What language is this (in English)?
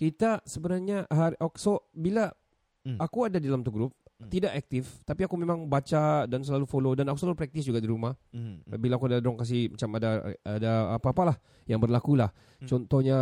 Malay